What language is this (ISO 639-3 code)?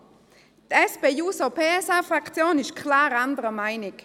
gsw